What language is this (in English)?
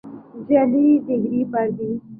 Urdu